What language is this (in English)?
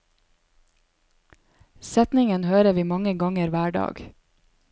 Norwegian